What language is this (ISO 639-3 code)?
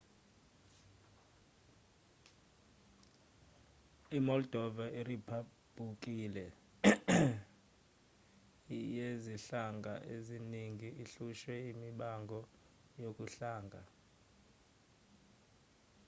zul